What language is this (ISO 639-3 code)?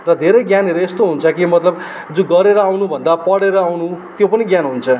nep